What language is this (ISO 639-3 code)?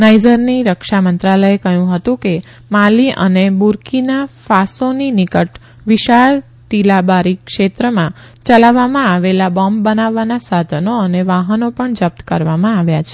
guj